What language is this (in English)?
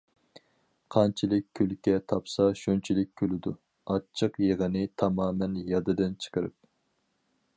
Uyghur